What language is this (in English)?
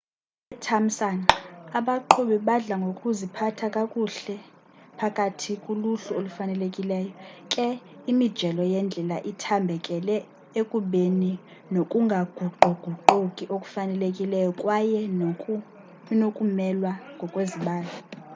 Xhosa